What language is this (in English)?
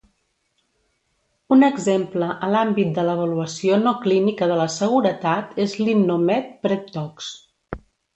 Catalan